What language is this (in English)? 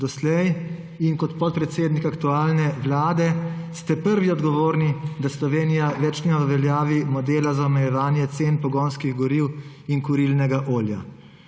Slovenian